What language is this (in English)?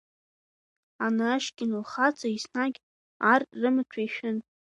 Abkhazian